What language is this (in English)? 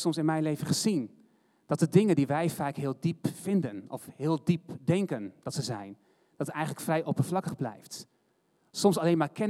Dutch